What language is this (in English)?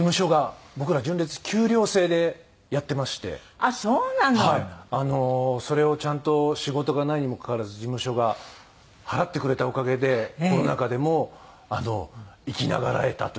Japanese